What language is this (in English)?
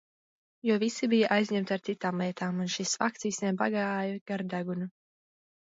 Latvian